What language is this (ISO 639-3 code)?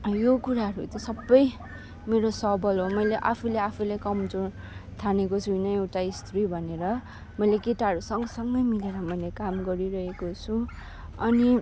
nep